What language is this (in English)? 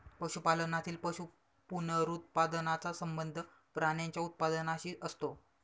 Marathi